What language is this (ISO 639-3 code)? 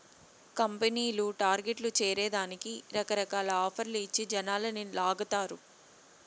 tel